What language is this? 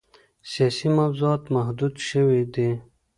Pashto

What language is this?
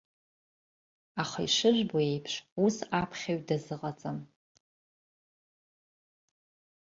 Abkhazian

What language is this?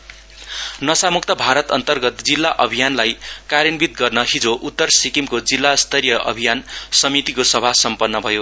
Nepali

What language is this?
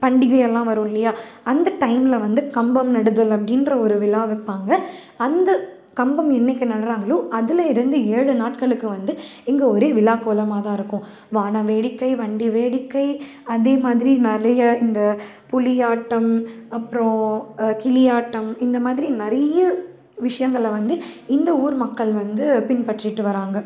Tamil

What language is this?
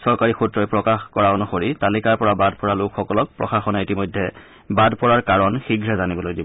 Assamese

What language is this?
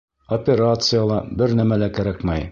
Bashkir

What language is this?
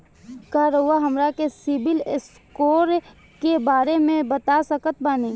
Bhojpuri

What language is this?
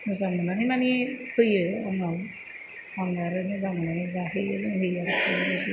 Bodo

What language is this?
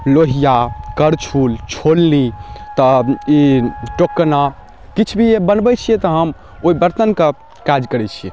Maithili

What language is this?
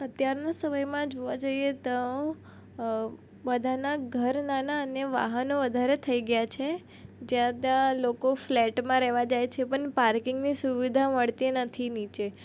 Gujarati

